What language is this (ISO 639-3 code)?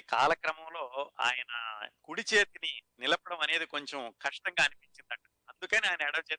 tel